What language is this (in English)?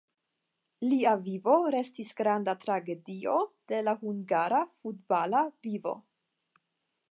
Esperanto